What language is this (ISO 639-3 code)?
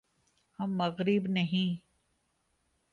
urd